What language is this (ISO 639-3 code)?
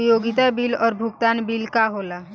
bho